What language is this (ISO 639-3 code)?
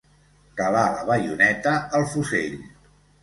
cat